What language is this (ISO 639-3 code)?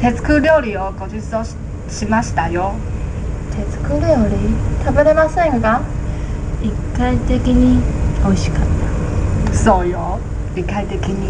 jpn